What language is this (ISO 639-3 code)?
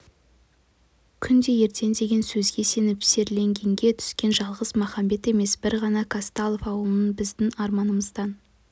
kaz